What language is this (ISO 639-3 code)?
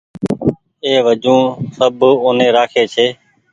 gig